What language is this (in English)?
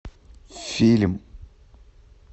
Russian